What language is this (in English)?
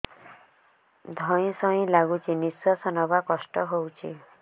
Odia